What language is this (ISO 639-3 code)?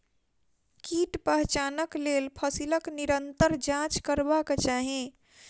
mai